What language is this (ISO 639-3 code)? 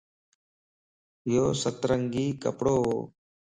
lss